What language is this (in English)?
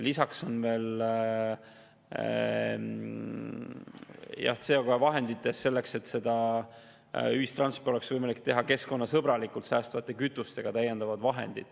Estonian